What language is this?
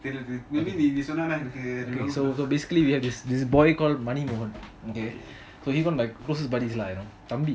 English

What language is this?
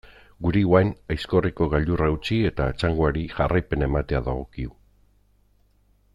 Basque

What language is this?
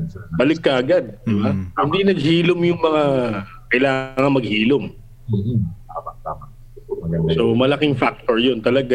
Filipino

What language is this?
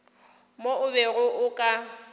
Northern Sotho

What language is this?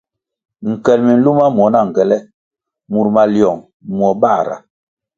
Kwasio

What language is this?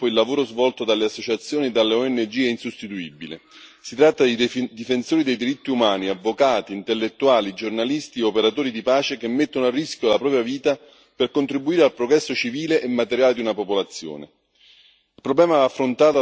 Italian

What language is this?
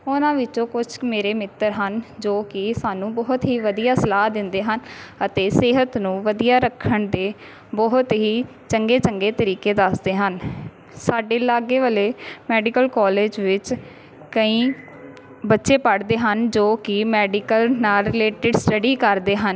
Punjabi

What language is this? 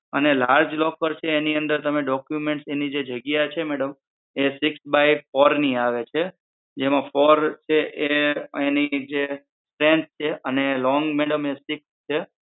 Gujarati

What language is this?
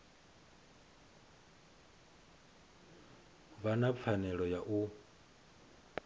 Venda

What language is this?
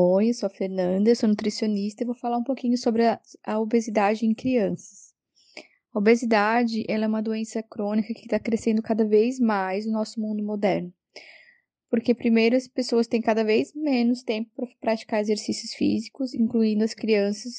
Portuguese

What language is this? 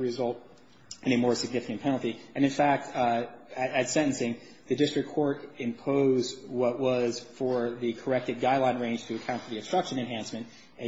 English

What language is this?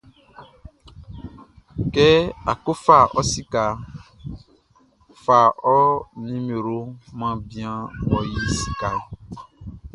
Baoulé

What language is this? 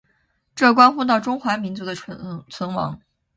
Chinese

